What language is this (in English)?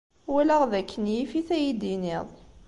Kabyle